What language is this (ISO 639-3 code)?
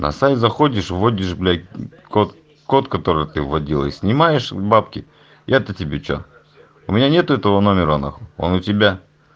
rus